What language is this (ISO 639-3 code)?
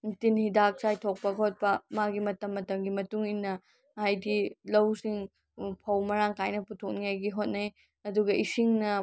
mni